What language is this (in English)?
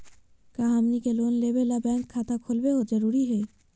Magahi